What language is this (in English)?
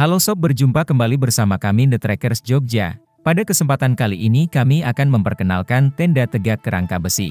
Indonesian